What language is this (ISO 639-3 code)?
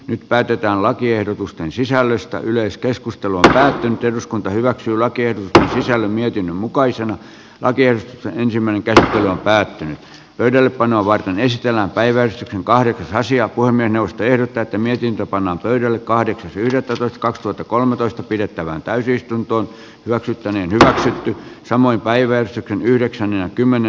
fin